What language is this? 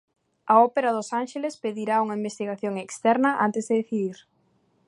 Galician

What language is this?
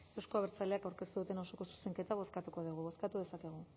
Basque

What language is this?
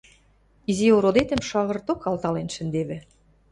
Western Mari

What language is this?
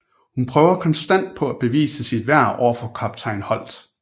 Danish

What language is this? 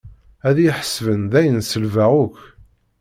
Kabyle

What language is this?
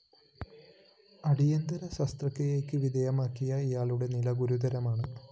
Malayalam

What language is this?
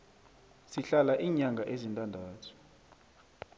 South Ndebele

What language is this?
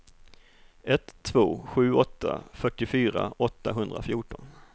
Swedish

